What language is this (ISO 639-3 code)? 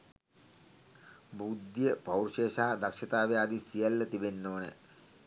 sin